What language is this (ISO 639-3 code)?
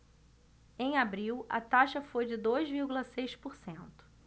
por